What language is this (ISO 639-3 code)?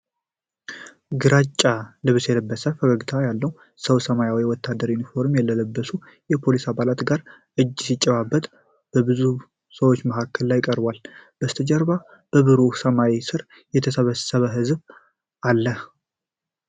amh